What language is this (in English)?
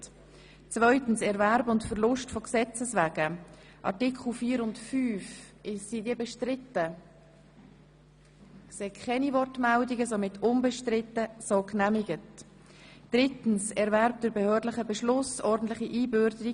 Swiss German